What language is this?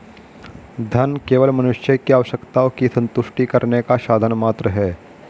Hindi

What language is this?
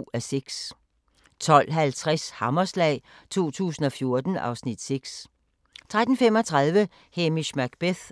Danish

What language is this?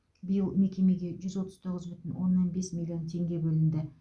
Kazakh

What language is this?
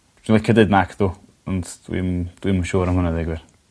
Welsh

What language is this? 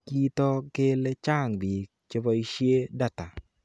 Kalenjin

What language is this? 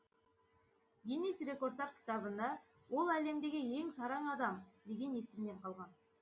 Kazakh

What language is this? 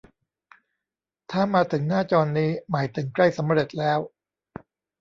Thai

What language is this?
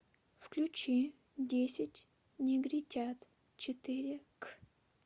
Russian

